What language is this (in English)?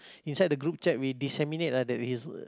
English